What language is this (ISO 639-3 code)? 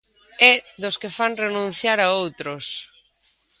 glg